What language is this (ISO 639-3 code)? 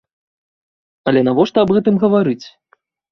bel